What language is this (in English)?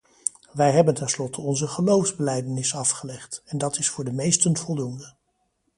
Dutch